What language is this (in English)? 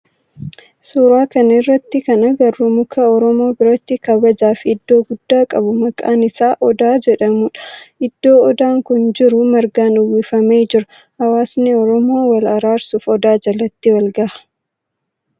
Oromo